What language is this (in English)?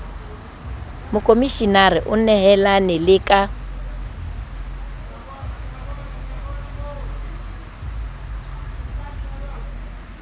Southern Sotho